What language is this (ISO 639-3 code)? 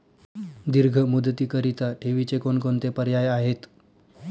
mar